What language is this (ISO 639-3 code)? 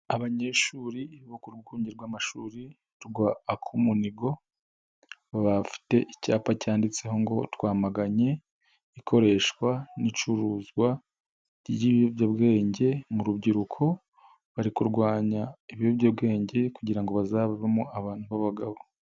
kin